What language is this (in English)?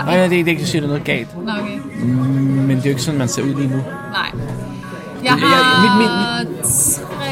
Danish